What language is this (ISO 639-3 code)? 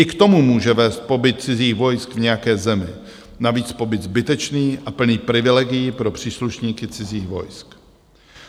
ces